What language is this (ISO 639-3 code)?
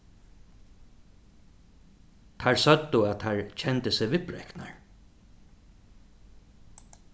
fao